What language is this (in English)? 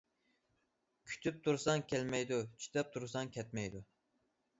Uyghur